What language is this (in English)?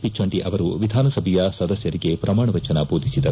Kannada